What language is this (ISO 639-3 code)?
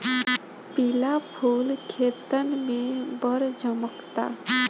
bho